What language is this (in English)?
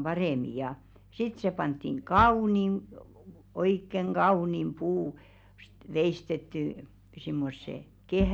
Finnish